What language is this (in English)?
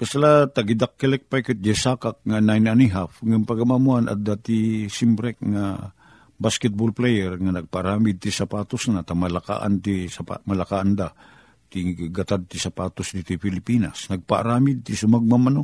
Filipino